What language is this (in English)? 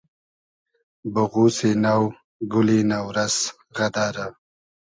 Hazaragi